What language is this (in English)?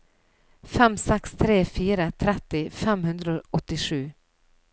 Norwegian